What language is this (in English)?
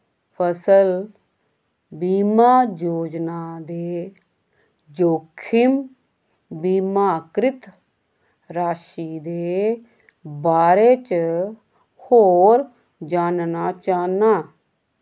Dogri